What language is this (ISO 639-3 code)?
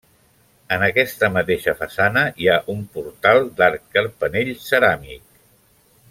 cat